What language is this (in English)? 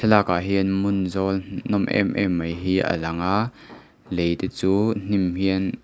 Mizo